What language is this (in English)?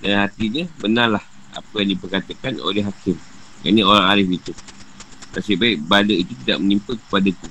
Malay